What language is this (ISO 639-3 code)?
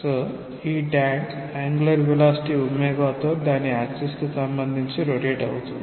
tel